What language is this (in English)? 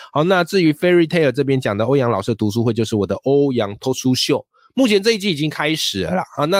Chinese